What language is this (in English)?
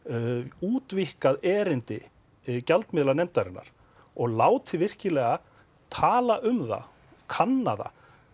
Icelandic